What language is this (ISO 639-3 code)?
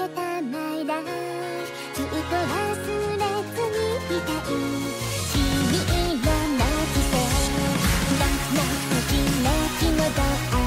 jpn